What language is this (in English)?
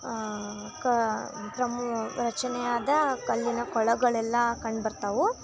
Kannada